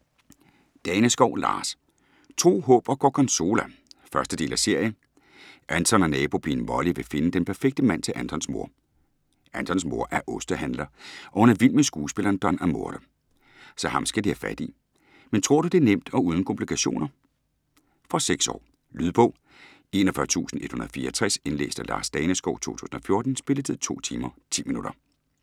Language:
Danish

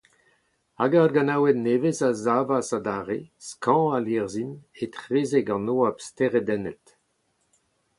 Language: Breton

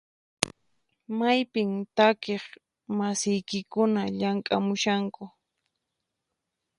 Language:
Puno Quechua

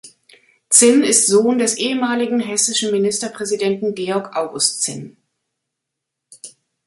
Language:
German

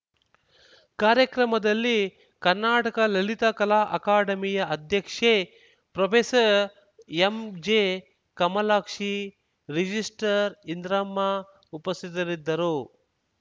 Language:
Kannada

